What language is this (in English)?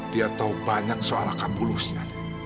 Indonesian